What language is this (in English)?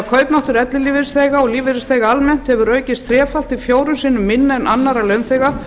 Icelandic